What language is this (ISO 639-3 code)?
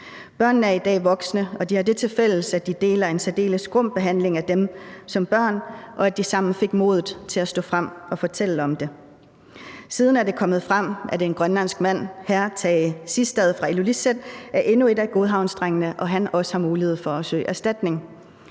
dan